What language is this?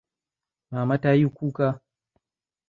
Hausa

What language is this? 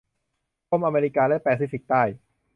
Thai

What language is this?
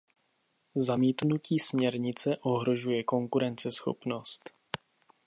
Czech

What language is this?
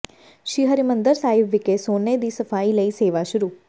Punjabi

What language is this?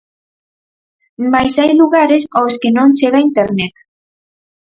Galician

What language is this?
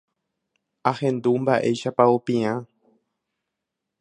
Guarani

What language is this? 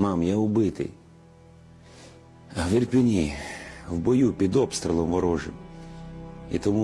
English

